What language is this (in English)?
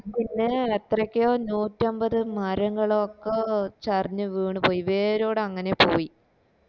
Malayalam